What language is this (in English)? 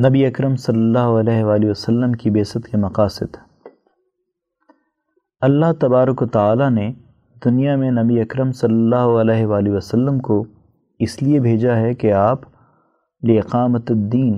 Urdu